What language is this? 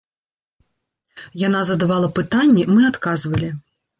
Belarusian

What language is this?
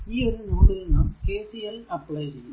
Malayalam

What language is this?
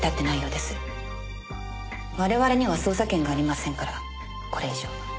Japanese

